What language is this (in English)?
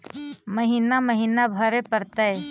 Magahi